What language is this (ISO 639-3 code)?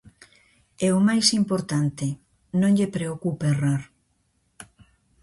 glg